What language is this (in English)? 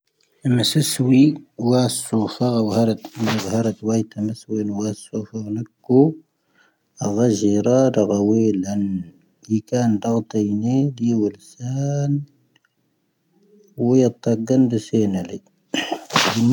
Tahaggart Tamahaq